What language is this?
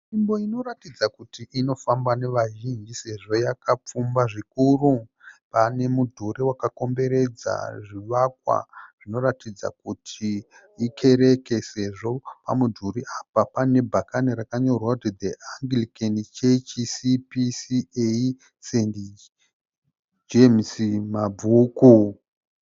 Shona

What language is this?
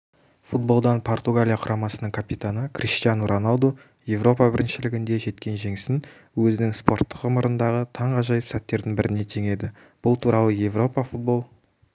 Kazakh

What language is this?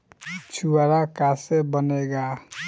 Bhojpuri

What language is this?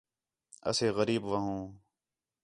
Khetrani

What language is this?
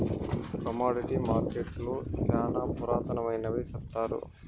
Telugu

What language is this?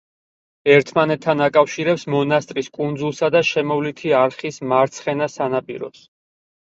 Georgian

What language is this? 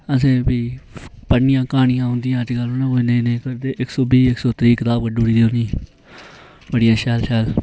Dogri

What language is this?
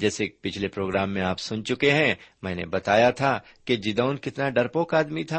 Urdu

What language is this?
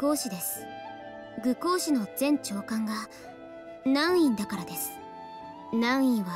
Japanese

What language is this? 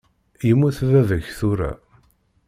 Kabyle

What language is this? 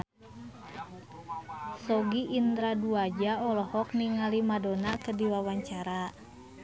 Sundanese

